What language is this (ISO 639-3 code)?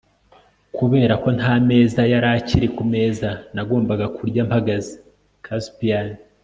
kin